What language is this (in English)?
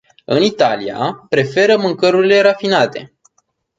Romanian